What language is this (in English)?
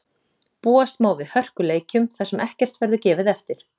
Icelandic